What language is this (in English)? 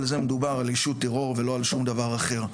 Hebrew